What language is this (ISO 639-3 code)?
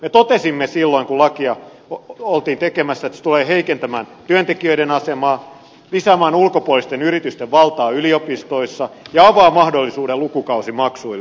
fin